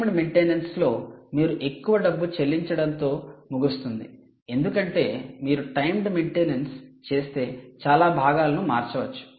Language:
Telugu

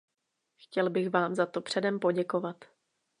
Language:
Czech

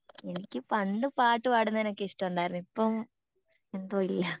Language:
Malayalam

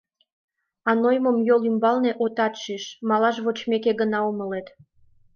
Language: Mari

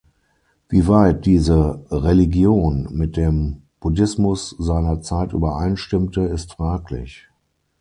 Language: German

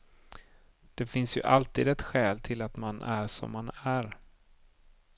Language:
Swedish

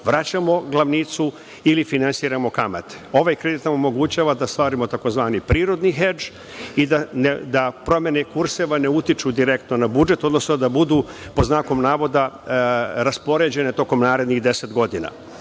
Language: Serbian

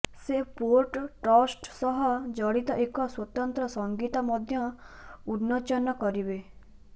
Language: Odia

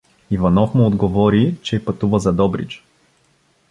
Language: Bulgarian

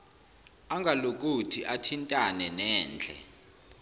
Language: Zulu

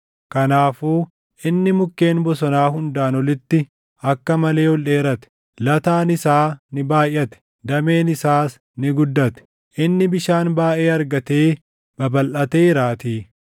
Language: Oromo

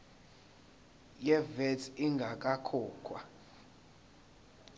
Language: Zulu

